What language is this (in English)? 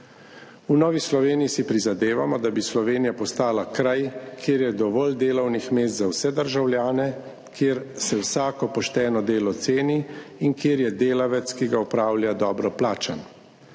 Slovenian